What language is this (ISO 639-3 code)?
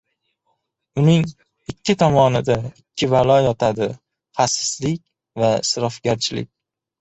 uzb